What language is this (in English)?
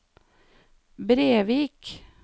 Norwegian